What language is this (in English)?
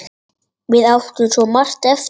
Icelandic